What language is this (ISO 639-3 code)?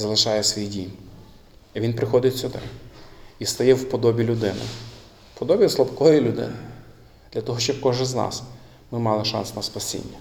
ukr